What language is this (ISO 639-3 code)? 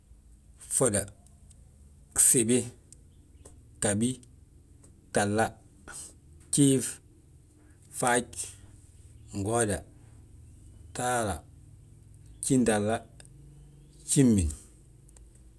bjt